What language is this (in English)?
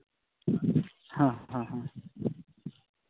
Santali